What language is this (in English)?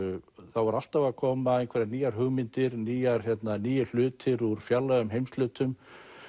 Icelandic